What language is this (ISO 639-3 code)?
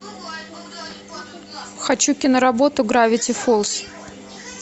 rus